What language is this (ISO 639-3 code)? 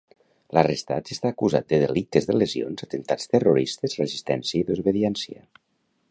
cat